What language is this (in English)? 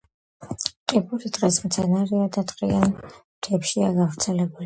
Georgian